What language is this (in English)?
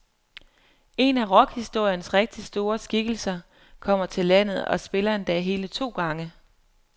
Danish